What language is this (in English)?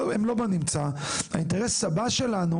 Hebrew